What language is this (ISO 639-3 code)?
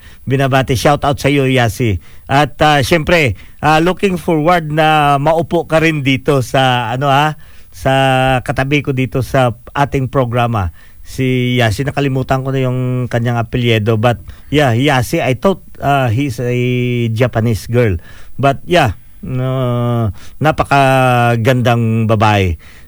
fil